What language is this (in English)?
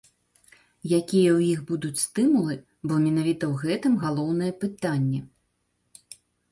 Belarusian